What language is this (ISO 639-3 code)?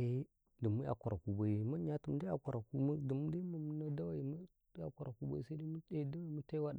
kai